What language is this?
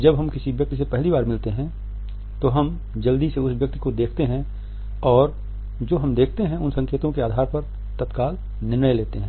Hindi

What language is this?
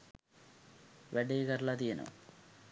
Sinhala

